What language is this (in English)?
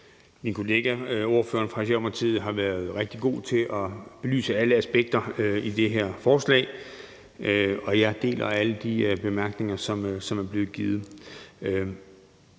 Danish